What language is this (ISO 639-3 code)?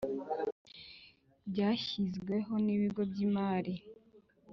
kin